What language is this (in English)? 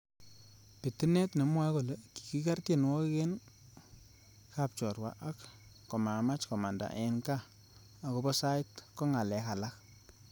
Kalenjin